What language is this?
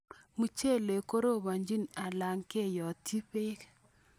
Kalenjin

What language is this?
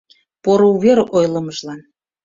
Mari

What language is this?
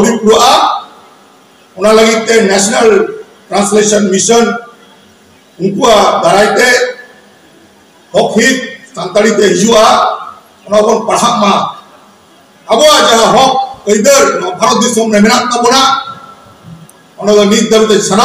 Indonesian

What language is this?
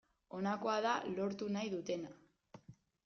Basque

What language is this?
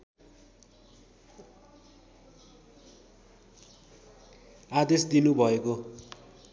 Nepali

